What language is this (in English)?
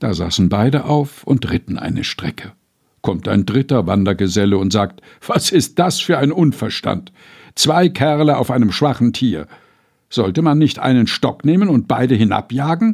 German